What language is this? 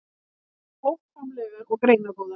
Icelandic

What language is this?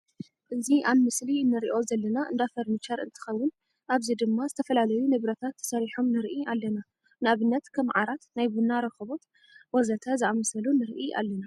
Tigrinya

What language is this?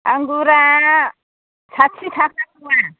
Bodo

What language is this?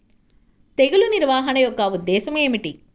Telugu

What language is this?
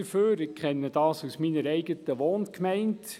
Swiss German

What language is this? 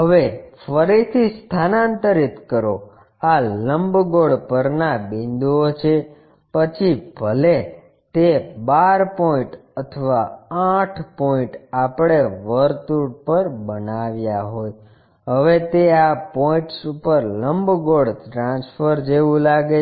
Gujarati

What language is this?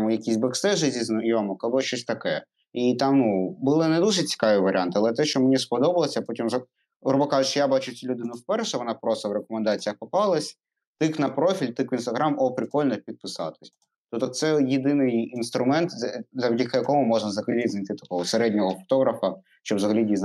Ukrainian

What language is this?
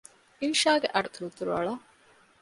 Divehi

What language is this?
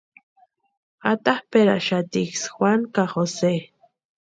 Western Highland Purepecha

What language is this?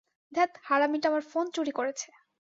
Bangla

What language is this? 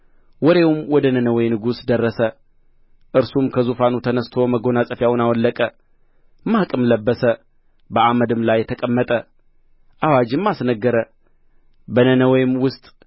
Amharic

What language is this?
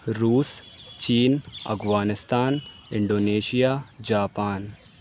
Urdu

